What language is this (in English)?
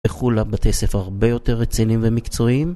Hebrew